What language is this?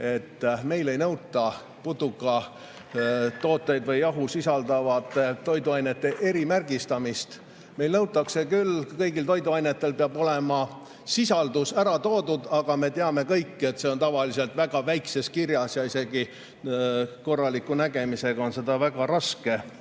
Estonian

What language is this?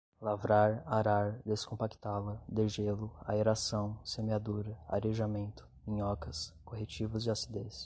Portuguese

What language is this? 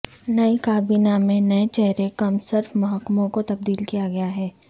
Urdu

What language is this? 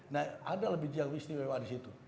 Indonesian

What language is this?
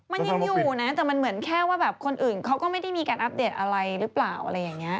Thai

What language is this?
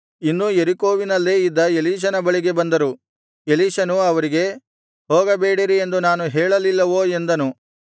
Kannada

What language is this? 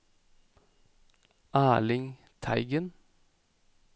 Norwegian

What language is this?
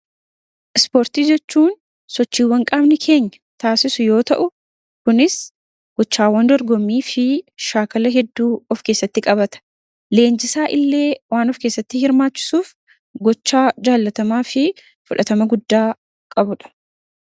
Oromo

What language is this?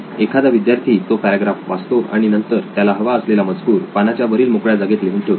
Marathi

